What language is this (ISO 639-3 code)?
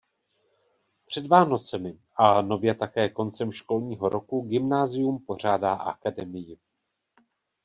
ces